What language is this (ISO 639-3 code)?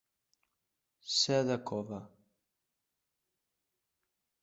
cat